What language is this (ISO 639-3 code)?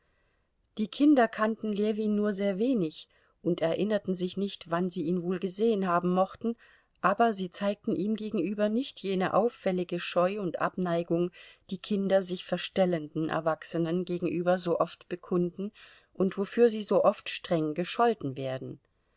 deu